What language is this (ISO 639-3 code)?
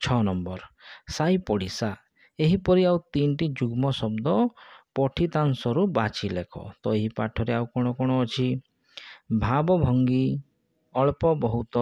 hin